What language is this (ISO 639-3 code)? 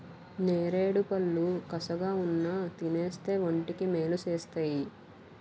tel